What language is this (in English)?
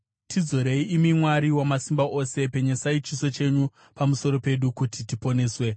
Shona